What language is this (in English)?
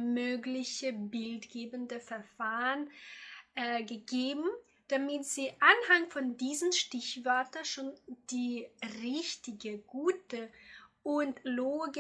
German